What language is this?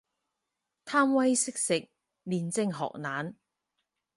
Cantonese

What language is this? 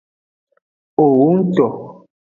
Aja (Benin)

